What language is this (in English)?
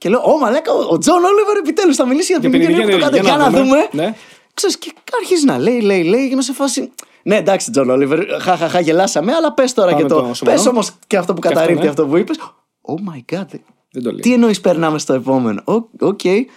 Greek